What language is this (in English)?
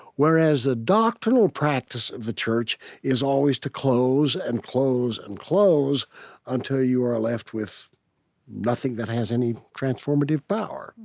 English